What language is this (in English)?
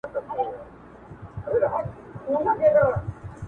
Pashto